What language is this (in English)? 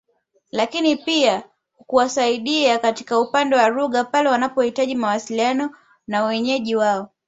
Swahili